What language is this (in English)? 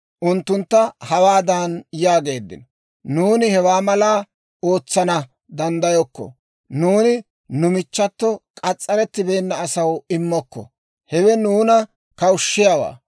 Dawro